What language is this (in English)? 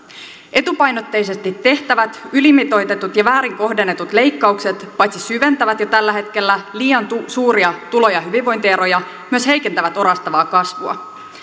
Finnish